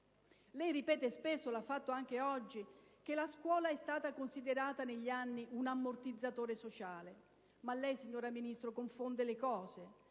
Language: Italian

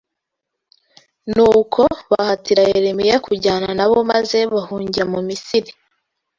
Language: Kinyarwanda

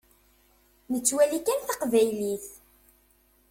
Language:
Kabyle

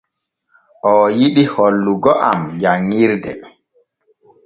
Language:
Borgu Fulfulde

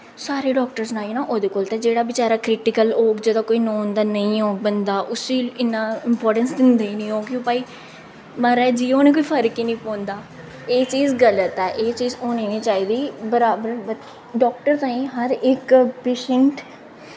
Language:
Dogri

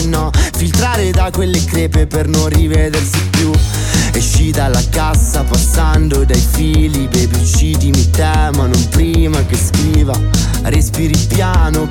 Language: Italian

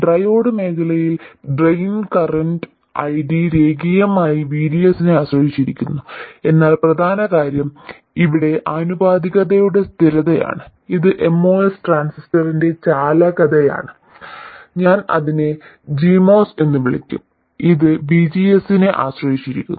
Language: Malayalam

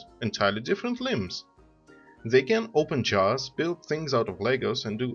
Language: English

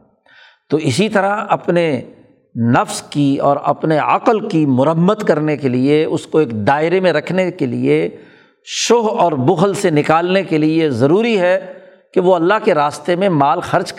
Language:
Urdu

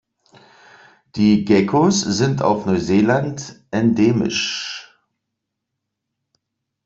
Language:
German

